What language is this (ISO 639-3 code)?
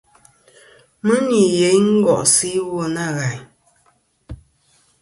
bkm